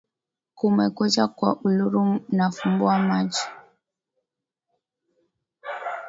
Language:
Swahili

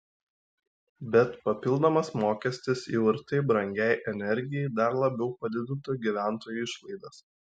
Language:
Lithuanian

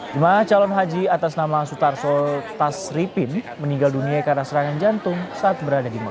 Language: Indonesian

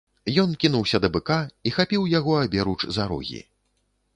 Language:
Belarusian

